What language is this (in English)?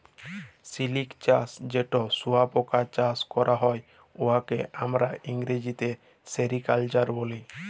Bangla